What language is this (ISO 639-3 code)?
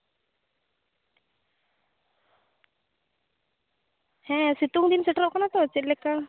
sat